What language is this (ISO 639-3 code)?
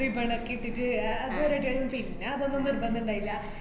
mal